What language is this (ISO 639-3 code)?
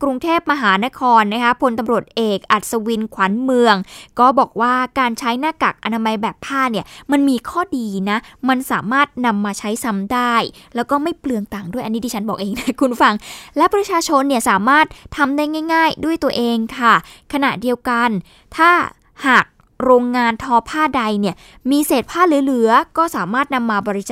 tha